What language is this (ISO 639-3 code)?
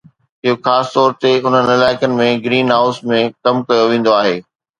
snd